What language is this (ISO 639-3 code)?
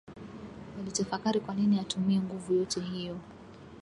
swa